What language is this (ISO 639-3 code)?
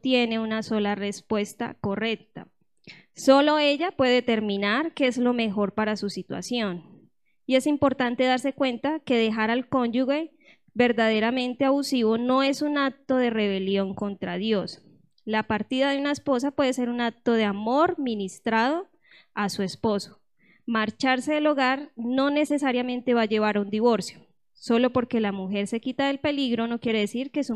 spa